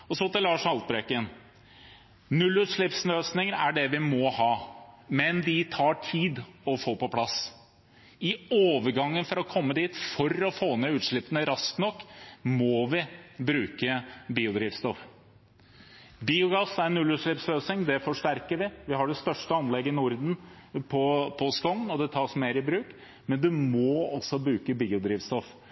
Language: Norwegian Bokmål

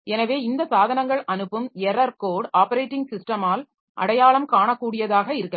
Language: Tamil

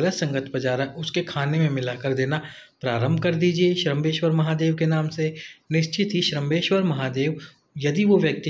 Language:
Hindi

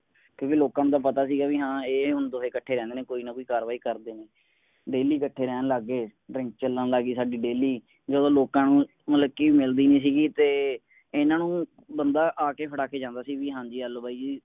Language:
Punjabi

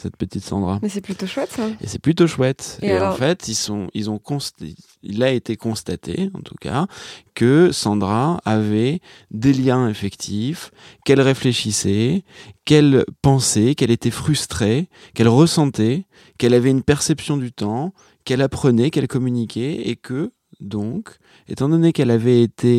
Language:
French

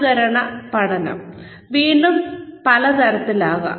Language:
Malayalam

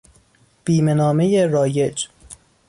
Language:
Persian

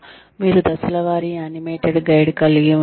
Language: Telugu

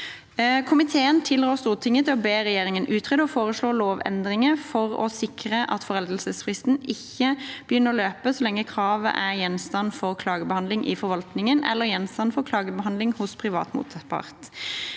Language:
Norwegian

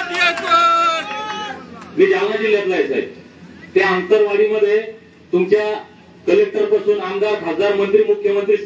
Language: Marathi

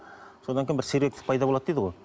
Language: Kazakh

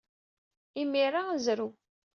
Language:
Kabyle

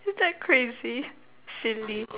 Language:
English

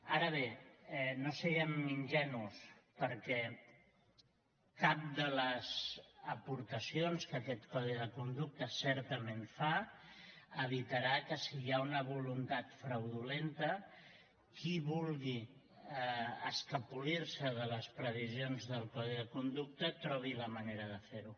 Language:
Catalan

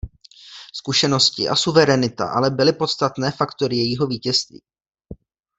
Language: Czech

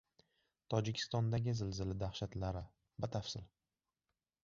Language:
Uzbek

